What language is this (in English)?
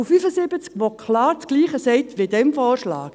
Swiss German